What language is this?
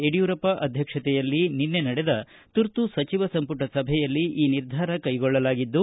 Kannada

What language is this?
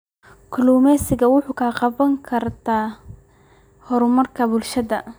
Somali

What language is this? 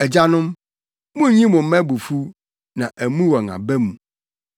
Akan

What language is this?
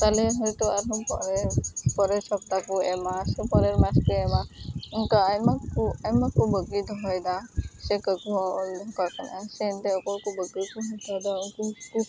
Santali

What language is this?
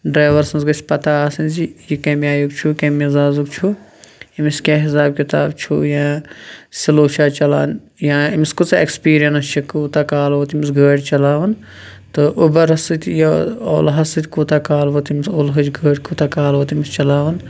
Kashmiri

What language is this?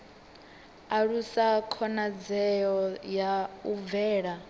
Venda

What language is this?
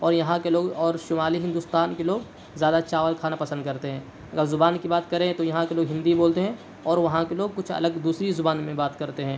Urdu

